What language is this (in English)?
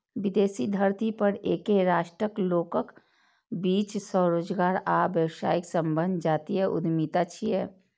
Maithili